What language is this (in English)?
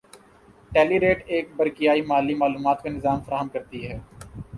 Urdu